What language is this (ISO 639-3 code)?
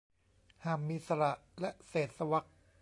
tha